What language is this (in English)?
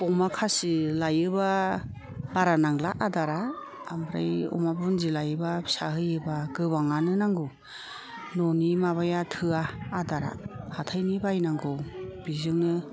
Bodo